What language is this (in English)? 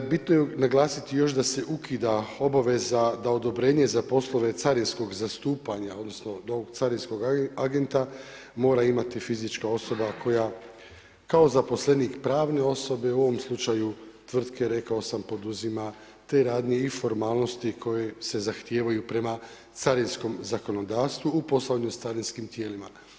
Croatian